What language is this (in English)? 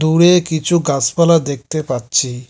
Bangla